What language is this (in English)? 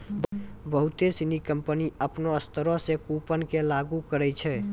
Maithili